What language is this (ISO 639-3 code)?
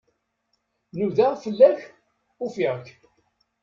kab